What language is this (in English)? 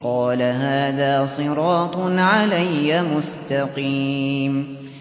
Arabic